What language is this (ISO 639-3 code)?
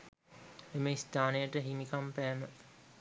sin